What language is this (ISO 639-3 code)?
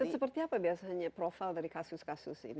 ind